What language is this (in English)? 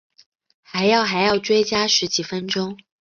Chinese